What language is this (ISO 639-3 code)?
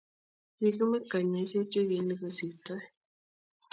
kln